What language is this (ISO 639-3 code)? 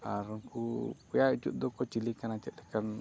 sat